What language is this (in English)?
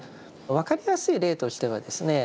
Japanese